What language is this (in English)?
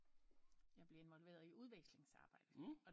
Danish